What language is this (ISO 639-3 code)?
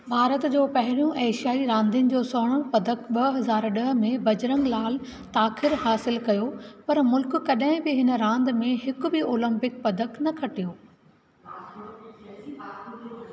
snd